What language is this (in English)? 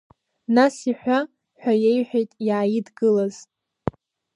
Abkhazian